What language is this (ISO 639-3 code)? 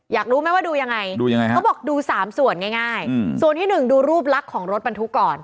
tha